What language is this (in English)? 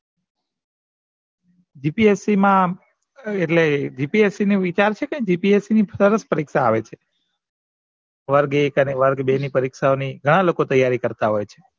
Gujarati